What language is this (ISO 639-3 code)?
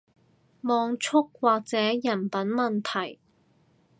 yue